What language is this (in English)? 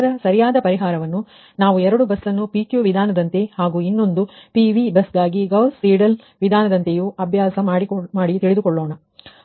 Kannada